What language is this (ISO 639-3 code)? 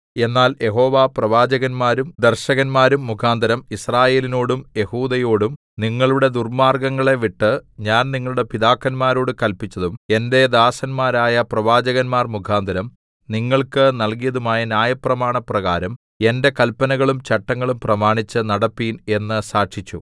mal